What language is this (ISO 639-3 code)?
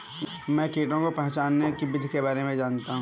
hin